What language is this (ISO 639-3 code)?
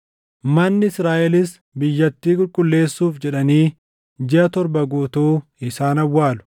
orm